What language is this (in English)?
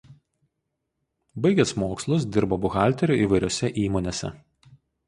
Lithuanian